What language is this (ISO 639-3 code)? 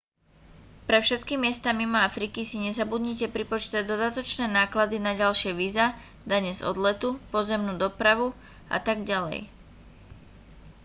slk